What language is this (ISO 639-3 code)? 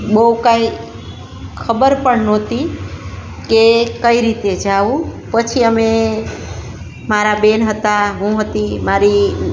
guj